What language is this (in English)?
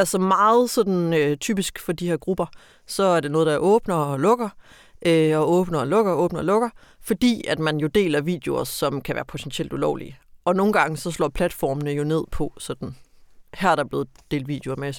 Danish